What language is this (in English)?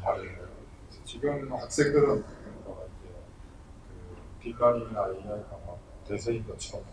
Korean